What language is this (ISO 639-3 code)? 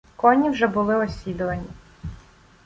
ukr